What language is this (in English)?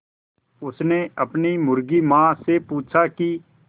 Hindi